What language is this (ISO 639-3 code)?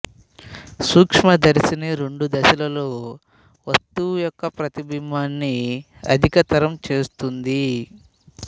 tel